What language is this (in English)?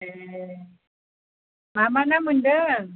Bodo